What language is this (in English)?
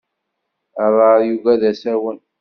Kabyle